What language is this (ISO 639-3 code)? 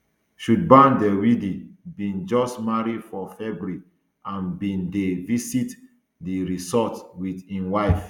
pcm